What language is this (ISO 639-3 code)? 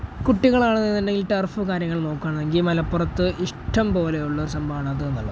mal